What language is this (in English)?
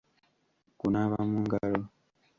Ganda